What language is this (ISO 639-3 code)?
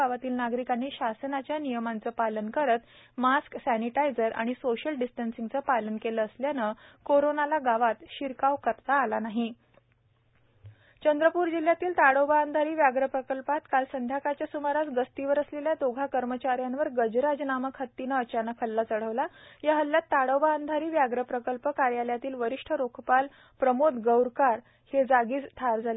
mar